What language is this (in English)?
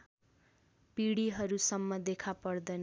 Nepali